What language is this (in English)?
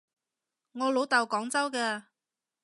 Cantonese